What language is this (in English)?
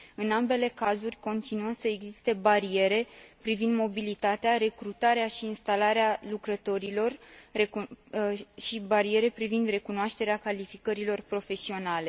Romanian